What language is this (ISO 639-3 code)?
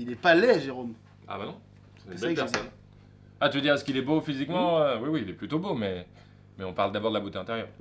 fra